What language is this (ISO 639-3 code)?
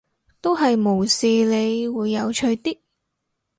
yue